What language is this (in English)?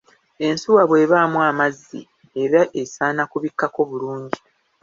Ganda